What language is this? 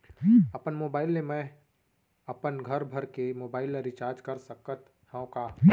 Chhattisgarhi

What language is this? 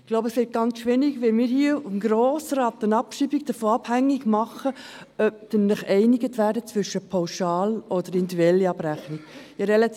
Swiss German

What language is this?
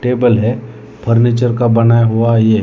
Hindi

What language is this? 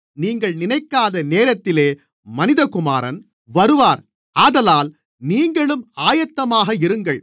Tamil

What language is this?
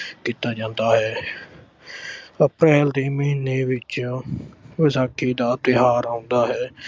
Punjabi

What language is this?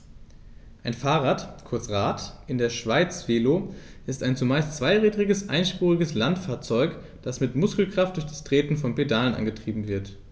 German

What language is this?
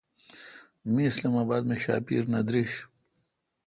Kalkoti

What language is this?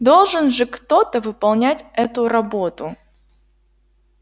Russian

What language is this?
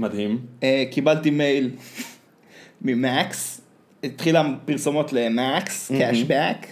Hebrew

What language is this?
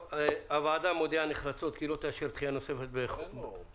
Hebrew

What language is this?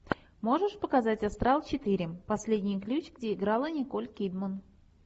Russian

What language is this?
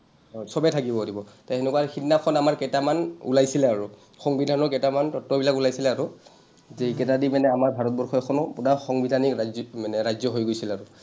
Assamese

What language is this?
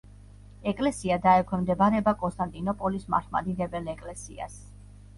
Georgian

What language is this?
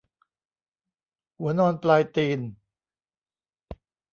Thai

